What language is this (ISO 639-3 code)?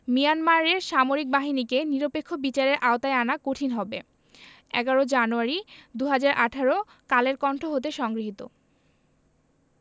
ben